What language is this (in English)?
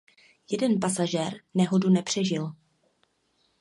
Czech